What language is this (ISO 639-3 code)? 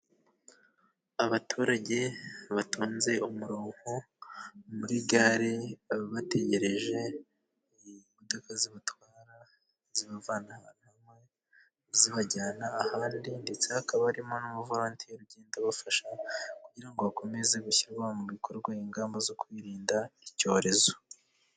kin